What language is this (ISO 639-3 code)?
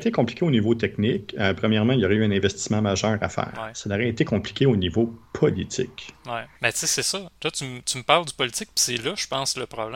fra